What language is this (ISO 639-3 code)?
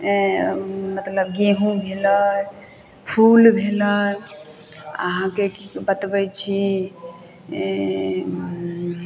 mai